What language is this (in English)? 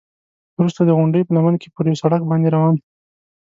Pashto